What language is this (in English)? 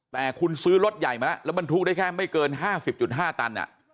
Thai